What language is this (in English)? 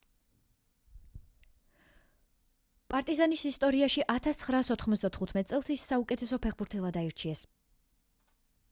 Georgian